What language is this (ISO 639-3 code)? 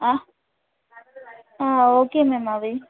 tel